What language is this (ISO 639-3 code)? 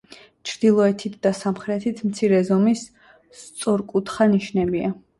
kat